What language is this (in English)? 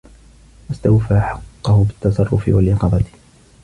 Arabic